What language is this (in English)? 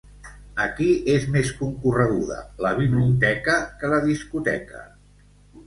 Catalan